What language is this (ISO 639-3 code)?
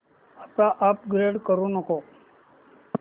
mar